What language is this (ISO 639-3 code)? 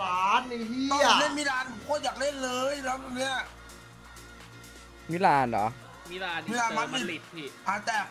tha